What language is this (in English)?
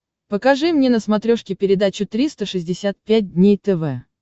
Russian